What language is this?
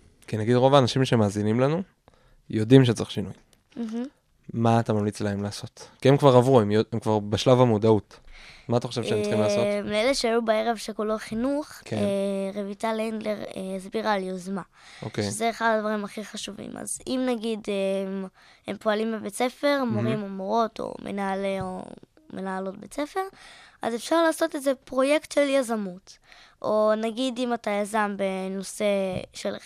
Hebrew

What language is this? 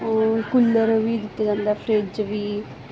Punjabi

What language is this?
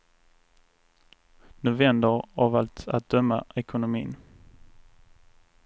Swedish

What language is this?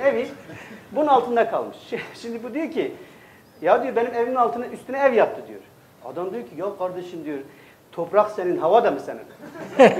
Turkish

